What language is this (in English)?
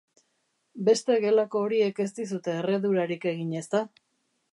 Basque